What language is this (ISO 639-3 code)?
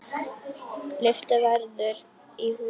isl